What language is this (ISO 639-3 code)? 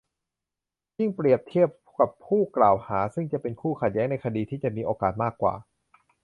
tha